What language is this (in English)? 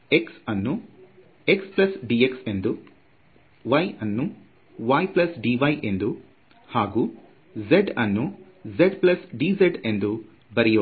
Kannada